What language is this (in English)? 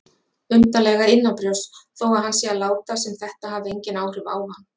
Icelandic